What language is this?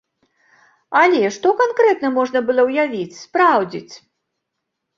Belarusian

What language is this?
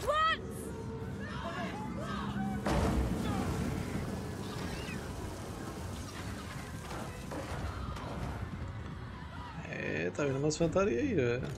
Portuguese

